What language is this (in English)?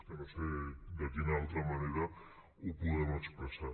Catalan